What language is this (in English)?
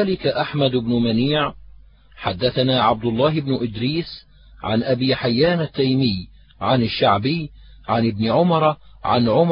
Arabic